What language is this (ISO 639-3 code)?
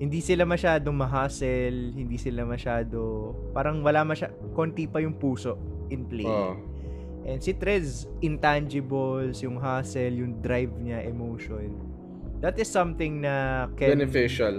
fil